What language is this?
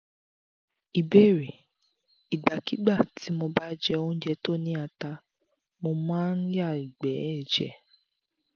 Yoruba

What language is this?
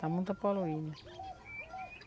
Portuguese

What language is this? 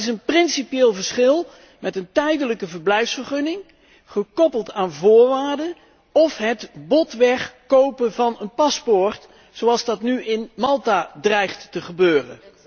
Dutch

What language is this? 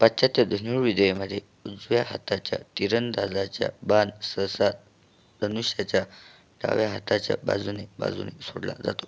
Marathi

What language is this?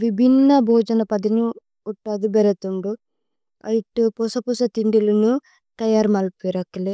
Tulu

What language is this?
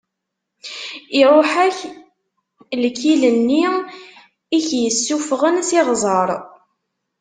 Kabyle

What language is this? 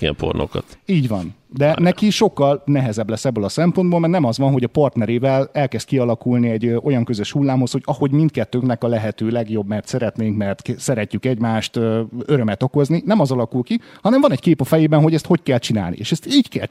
Hungarian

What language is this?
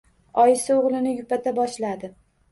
Uzbek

